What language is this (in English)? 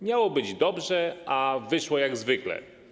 Polish